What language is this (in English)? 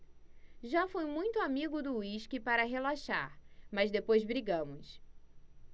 Portuguese